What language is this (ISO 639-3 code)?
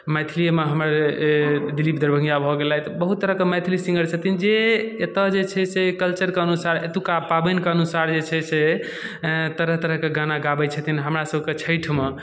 mai